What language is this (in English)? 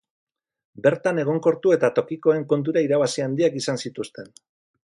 Basque